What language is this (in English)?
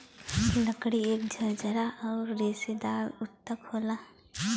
Bhojpuri